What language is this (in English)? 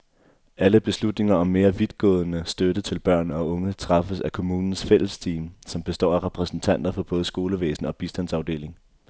Danish